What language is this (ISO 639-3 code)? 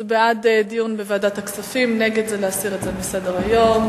heb